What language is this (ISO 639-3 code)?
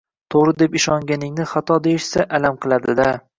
uzb